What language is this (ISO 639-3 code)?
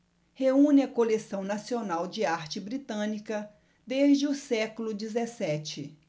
por